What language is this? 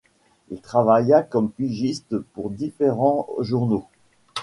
French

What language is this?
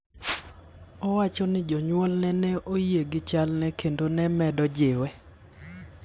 Luo (Kenya and Tanzania)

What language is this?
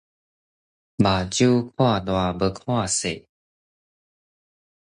Min Nan Chinese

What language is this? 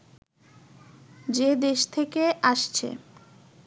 Bangla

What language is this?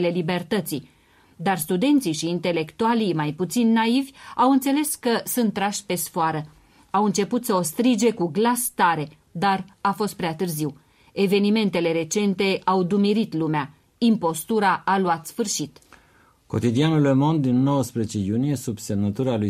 Romanian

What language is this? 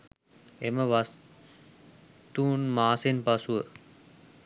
Sinhala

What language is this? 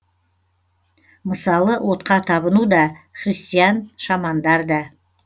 Kazakh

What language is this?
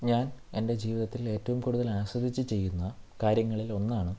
Malayalam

